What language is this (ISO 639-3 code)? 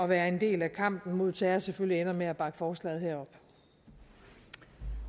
dan